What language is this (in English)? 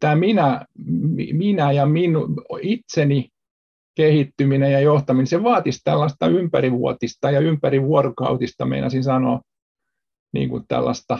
Finnish